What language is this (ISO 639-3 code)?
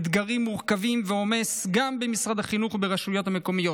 heb